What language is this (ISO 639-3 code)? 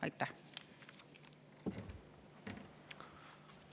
est